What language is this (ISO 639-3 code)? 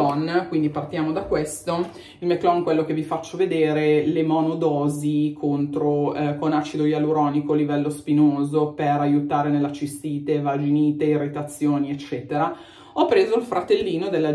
ita